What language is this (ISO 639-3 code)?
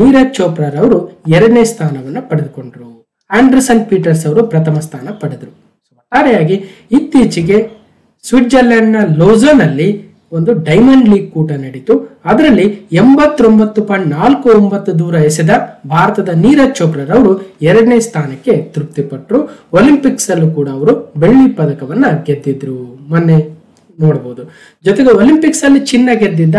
kan